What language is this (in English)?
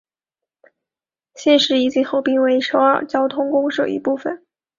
Chinese